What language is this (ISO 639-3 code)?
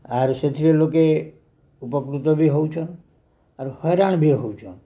ori